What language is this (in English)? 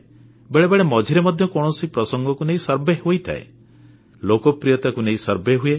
Odia